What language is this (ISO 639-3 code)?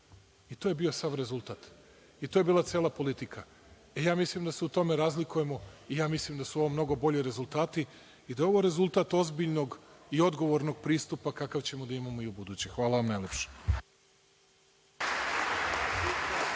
srp